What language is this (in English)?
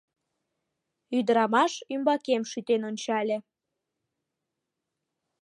Mari